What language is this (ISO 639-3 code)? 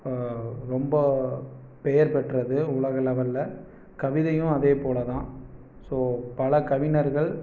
tam